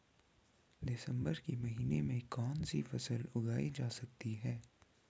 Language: Hindi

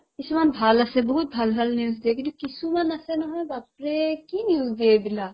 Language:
Assamese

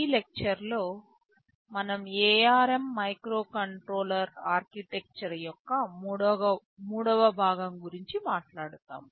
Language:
Telugu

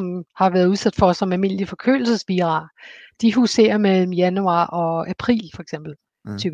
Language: Danish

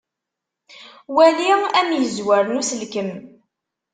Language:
Kabyle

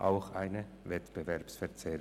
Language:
Swiss German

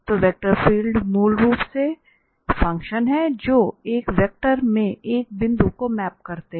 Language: Hindi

